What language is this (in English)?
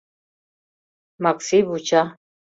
Mari